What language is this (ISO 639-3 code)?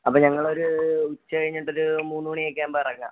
mal